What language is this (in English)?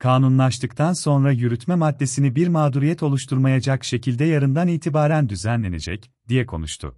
Turkish